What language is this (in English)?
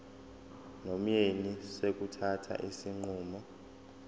Zulu